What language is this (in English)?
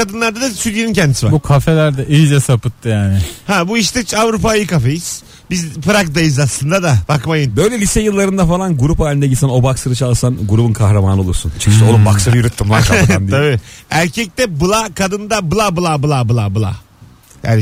Turkish